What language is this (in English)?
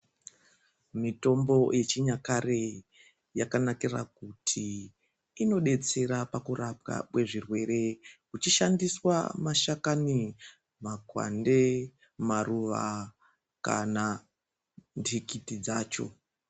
Ndau